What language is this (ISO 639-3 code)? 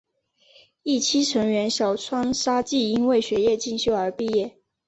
zho